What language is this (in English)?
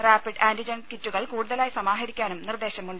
Malayalam